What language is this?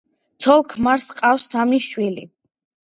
Georgian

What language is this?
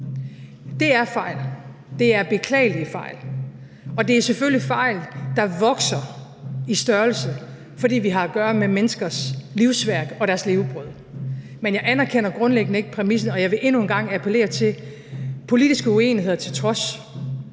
Danish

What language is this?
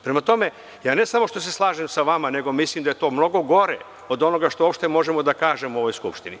Serbian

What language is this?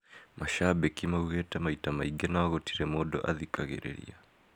Kikuyu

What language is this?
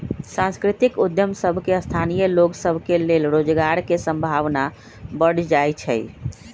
Magahi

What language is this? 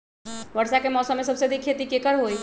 Magahi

